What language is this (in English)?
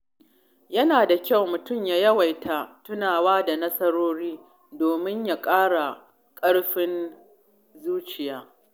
Hausa